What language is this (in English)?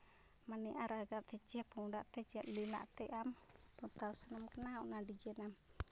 Santali